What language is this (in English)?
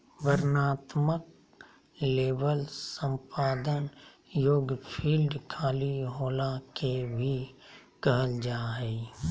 Magahi